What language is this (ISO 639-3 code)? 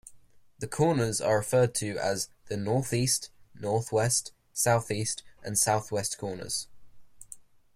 eng